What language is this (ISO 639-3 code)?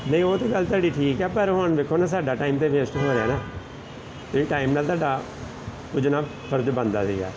pan